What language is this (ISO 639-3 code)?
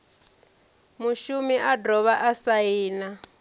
ven